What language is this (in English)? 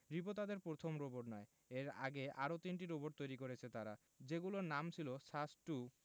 Bangla